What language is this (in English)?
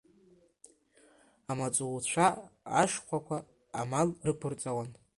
Abkhazian